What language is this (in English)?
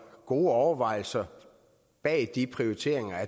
Danish